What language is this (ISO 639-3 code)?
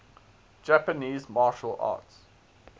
eng